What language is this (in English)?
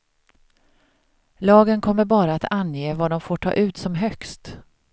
Swedish